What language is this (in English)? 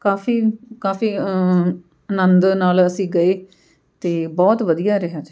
Punjabi